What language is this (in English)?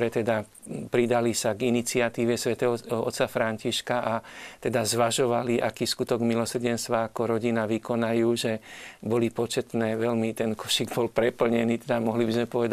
Slovak